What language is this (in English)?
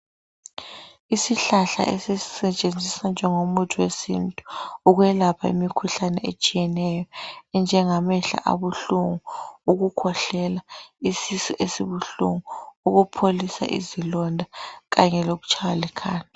North Ndebele